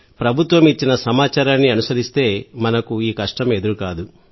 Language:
Telugu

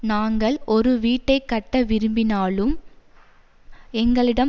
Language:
Tamil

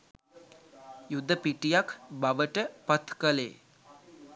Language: Sinhala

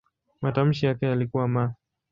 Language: Swahili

